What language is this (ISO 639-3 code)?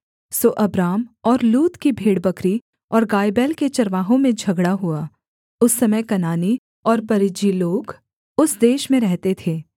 hin